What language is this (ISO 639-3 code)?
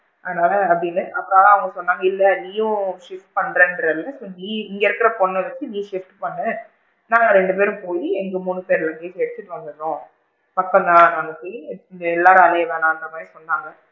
tam